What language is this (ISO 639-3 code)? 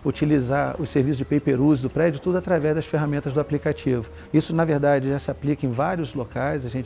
por